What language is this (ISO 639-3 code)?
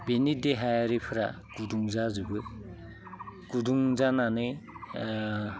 brx